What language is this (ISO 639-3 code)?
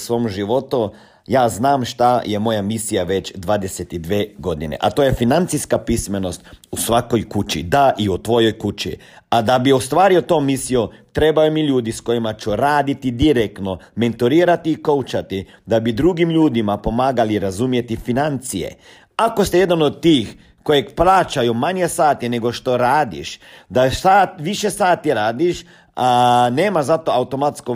hrv